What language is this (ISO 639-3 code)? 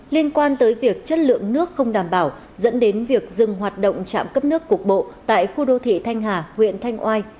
vie